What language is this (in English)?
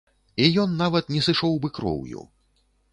Belarusian